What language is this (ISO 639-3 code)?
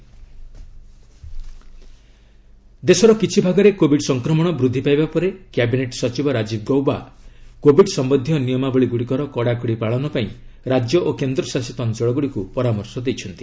ori